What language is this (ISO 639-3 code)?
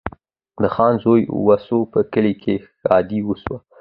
pus